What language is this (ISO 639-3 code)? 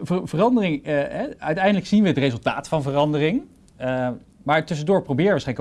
nld